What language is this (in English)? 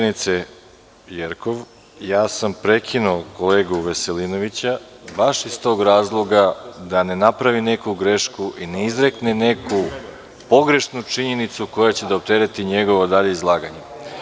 Serbian